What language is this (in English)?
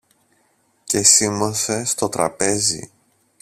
Greek